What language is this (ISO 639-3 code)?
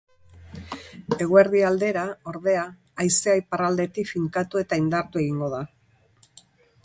eus